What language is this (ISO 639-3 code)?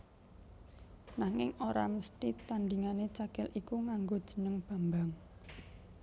jav